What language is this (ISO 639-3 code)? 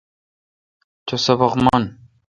xka